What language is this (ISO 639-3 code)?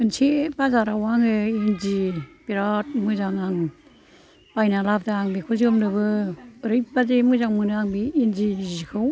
brx